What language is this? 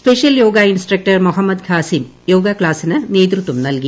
Malayalam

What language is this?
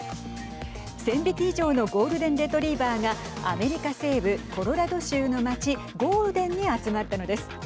Japanese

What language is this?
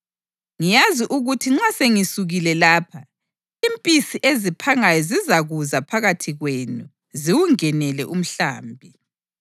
North Ndebele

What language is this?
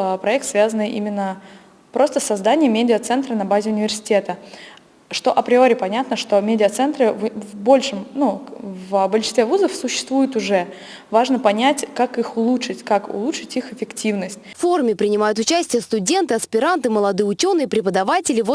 Russian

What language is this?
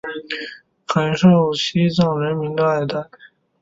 Chinese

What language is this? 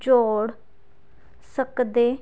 Punjabi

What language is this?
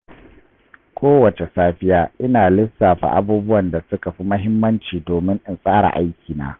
Hausa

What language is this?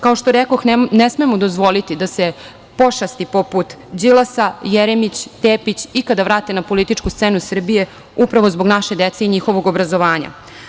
Serbian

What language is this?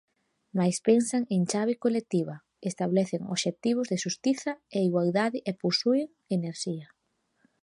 Galician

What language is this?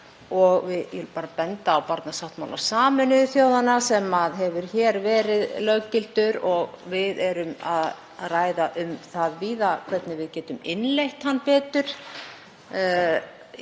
Icelandic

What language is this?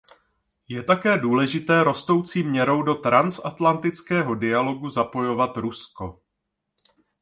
Czech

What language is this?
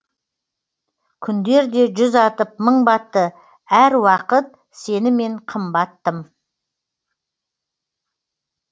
Kazakh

